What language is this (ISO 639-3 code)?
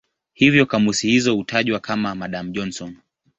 swa